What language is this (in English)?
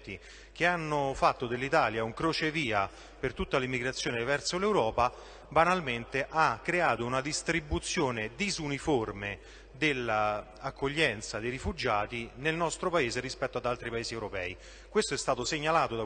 Italian